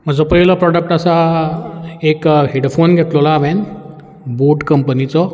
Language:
Konkani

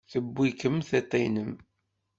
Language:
Kabyle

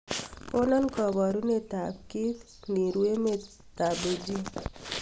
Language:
Kalenjin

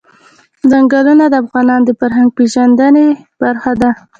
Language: Pashto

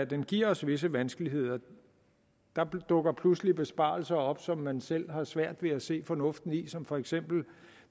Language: Danish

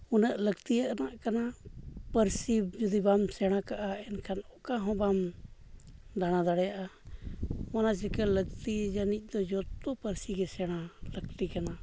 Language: Santali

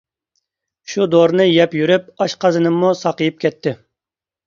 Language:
Uyghur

